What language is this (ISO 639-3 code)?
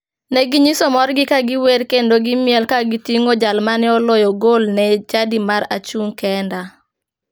luo